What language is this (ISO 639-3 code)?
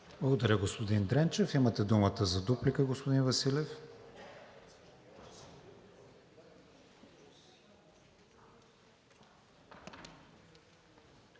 bul